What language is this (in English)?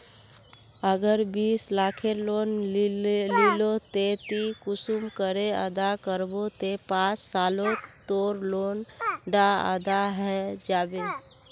Magahi